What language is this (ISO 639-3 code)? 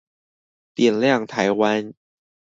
zho